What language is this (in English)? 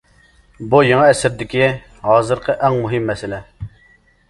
Uyghur